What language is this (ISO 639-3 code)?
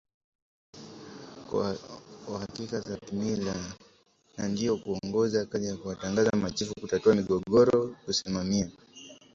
swa